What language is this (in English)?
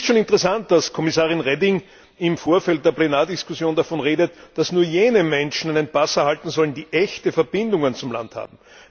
German